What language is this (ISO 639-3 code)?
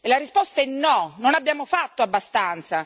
ita